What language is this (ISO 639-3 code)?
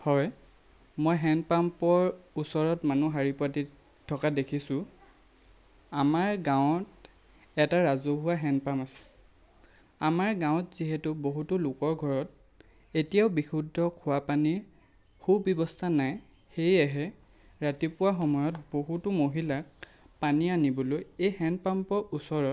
asm